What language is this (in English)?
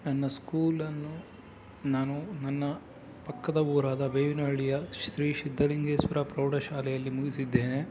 Kannada